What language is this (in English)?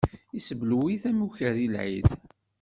Kabyle